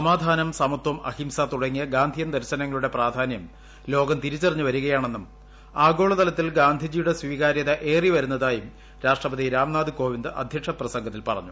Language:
Malayalam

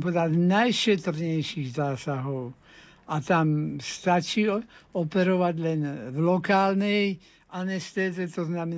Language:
Slovak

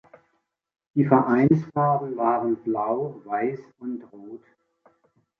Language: German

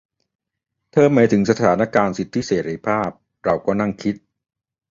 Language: Thai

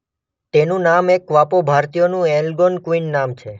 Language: Gujarati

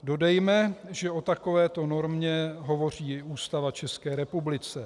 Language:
Czech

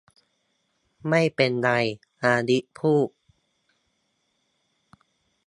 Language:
Thai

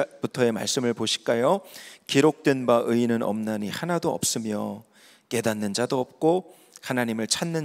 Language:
Korean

